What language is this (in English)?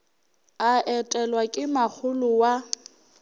Northern Sotho